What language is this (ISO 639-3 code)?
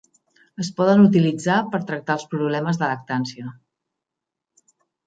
cat